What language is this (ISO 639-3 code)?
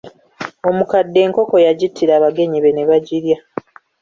lug